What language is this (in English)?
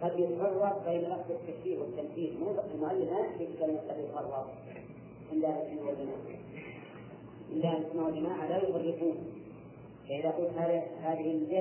Arabic